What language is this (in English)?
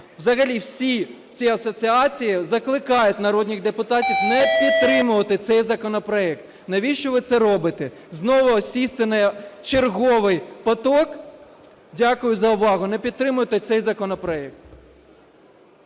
Ukrainian